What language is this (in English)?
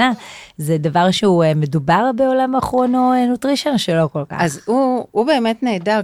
Hebrew